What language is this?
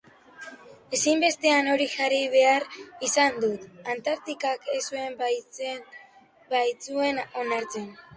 Basque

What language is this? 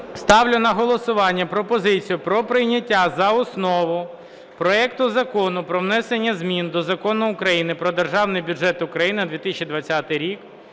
Ukrainian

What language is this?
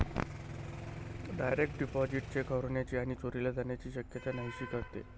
Marathi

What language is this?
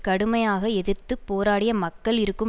Tamil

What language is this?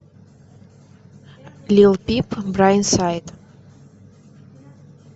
Russian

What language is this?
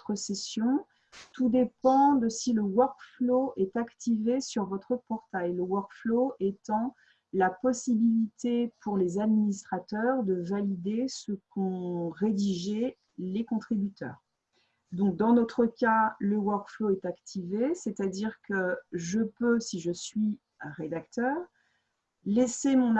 French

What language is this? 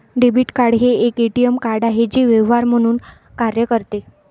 Marathi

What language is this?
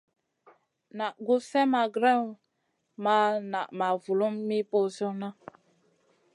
Masana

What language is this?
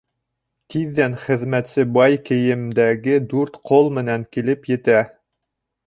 Bashkir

